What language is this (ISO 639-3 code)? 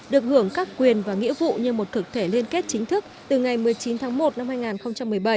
vie